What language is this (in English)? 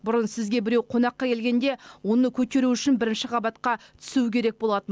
Kazakh